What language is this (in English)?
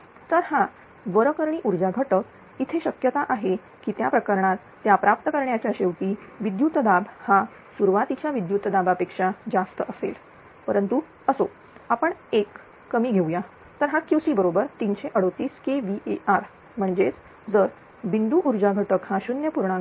Marathi